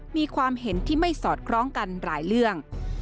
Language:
Thai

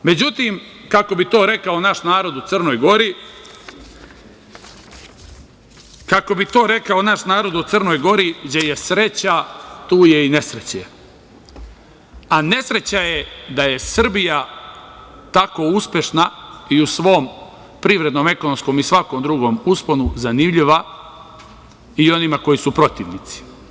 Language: Serbian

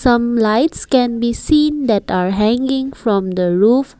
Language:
English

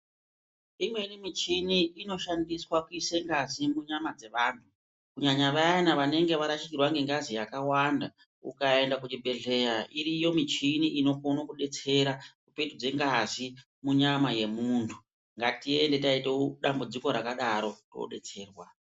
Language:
Ndau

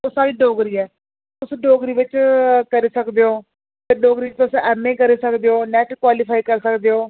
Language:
Dogri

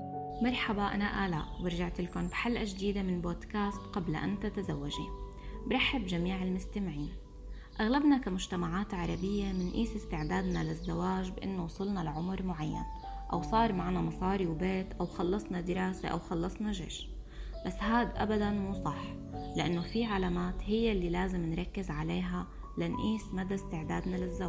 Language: Arabic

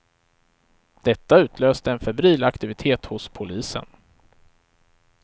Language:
Swedish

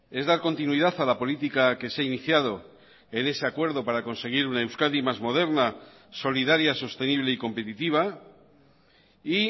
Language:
Spanish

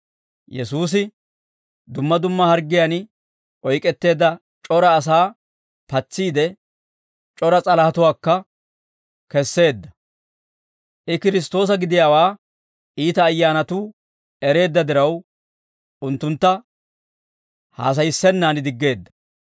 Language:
Dawro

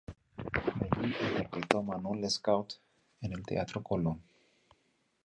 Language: Spanish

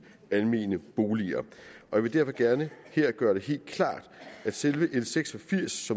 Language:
Danish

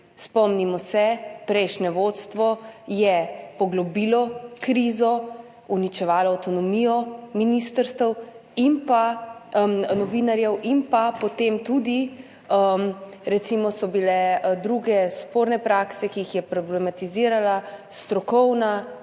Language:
Slovenian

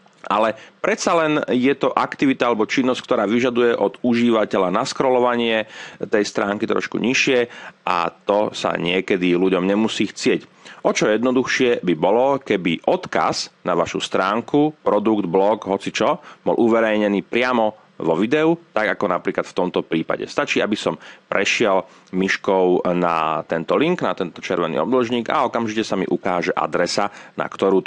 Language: Slovak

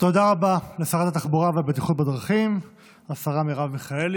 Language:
Hebrew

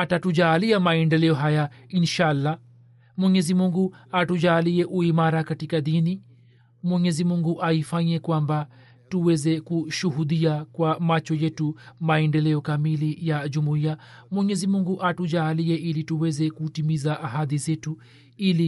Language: Swahili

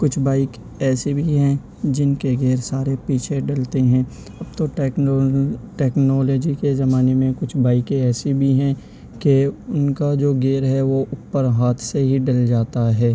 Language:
Urdu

